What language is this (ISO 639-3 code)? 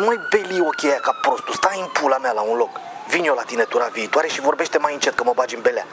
ron